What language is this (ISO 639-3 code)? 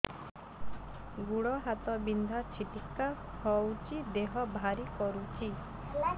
ori